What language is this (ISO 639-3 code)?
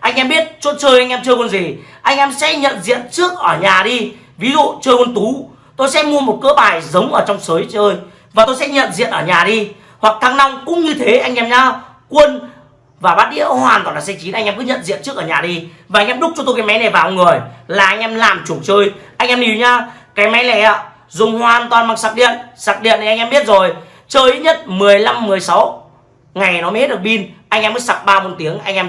vie